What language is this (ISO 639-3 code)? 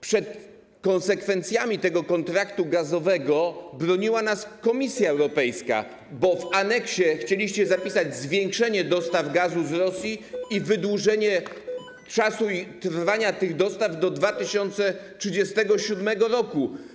pol